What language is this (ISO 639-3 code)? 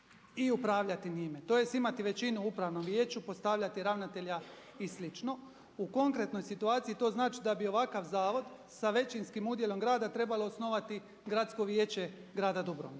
hrv